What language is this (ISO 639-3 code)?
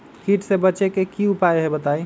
mag